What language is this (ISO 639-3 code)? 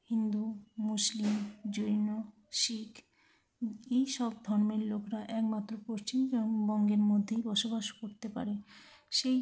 ben